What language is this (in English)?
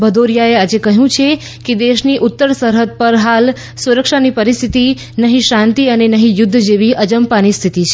Gujarati